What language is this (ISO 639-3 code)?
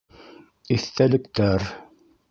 bak